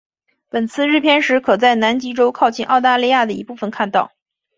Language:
Chinese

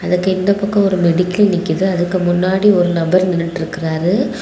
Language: Tamil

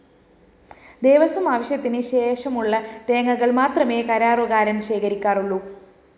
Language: Malayalam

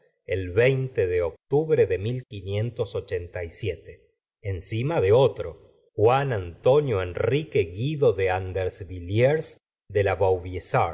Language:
Spanish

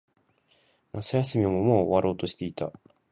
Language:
Japanese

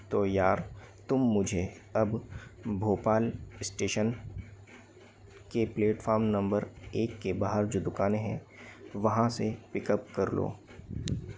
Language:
Hindi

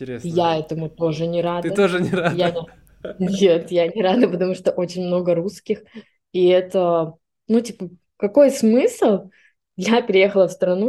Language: Russian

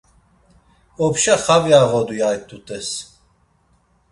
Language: Laz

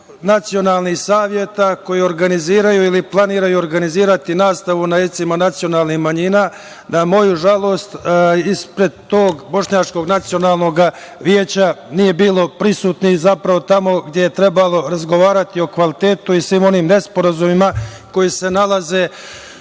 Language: Serbian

